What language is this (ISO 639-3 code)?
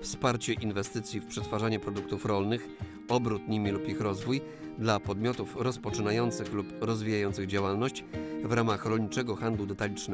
pol